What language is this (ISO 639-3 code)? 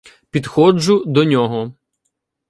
ukr